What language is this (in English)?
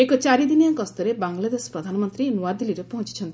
Odia